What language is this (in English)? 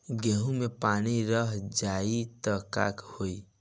Bhojpuri